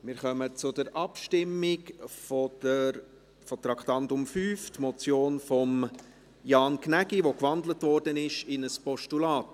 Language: Swiss German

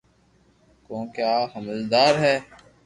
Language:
Loarki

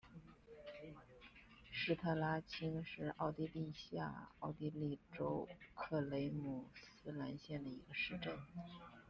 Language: Chinese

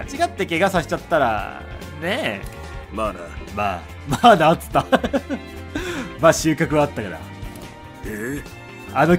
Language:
Japanese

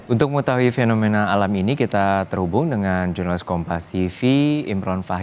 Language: Indonesian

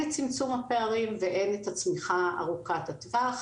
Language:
Hebrew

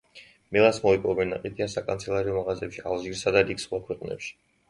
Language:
Georgian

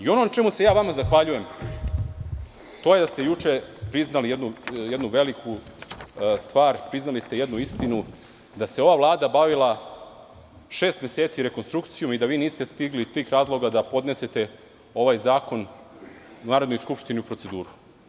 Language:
Serbian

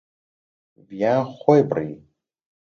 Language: Central Kurdish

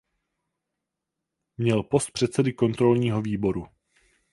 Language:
Czech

